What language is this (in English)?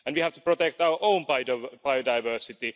English